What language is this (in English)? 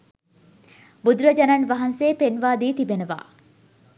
Sinhala